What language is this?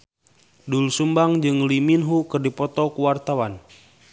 Sundanese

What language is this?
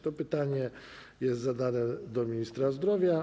Polish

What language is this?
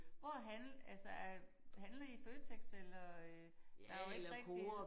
Danish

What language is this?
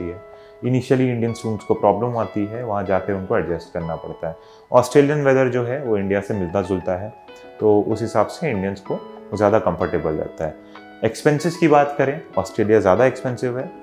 Hindi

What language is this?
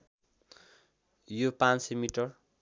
Nepali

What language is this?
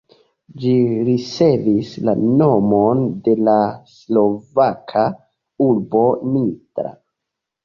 Esperanto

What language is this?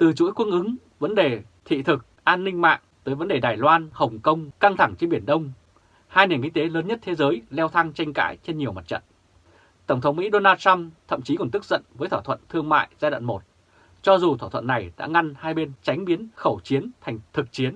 Vietnamese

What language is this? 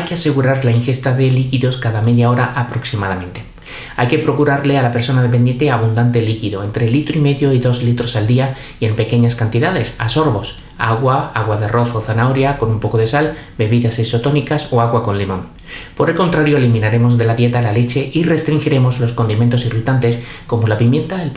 Spanish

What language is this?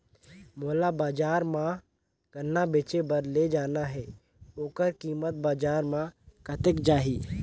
Chhattisgarhi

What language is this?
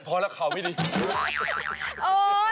Thai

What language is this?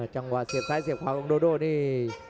Thai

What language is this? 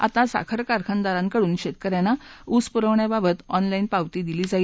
Marathi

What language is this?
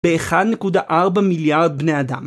Hebrew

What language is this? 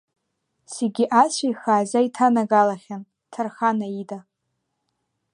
Abkhazian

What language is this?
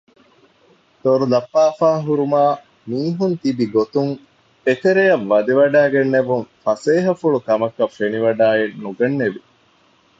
Divehi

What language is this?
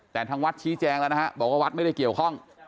Thai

